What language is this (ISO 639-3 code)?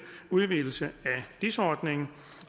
dan